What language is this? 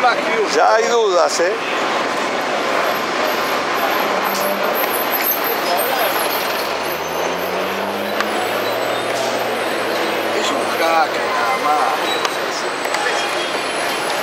Spanish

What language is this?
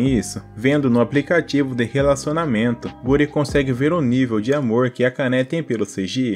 Portuguese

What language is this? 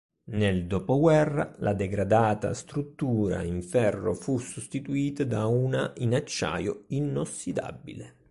Italian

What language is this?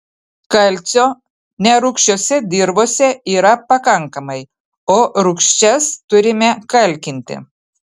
Lithuanian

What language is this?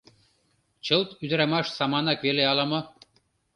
Mari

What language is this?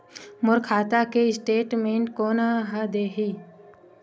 Chhattisgarhi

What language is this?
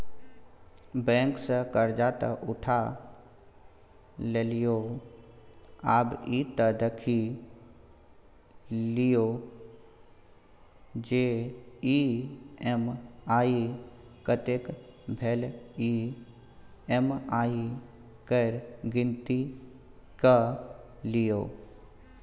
Maithili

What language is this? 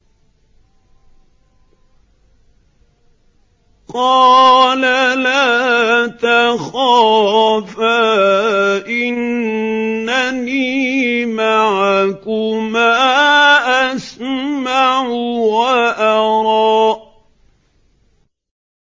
Arabic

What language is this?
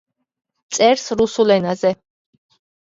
Georgian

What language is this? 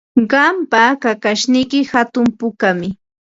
Ambo-Pasco Quechua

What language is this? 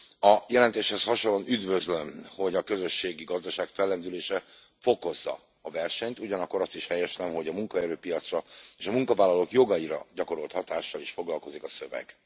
Hungarian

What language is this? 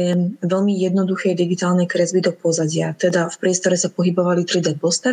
Slovak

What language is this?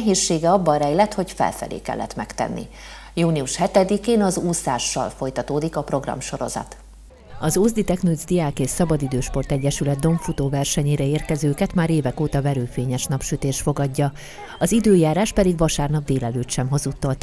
Hungarian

